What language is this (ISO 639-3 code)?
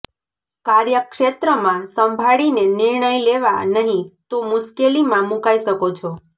guj